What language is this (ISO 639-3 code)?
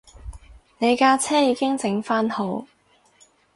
yue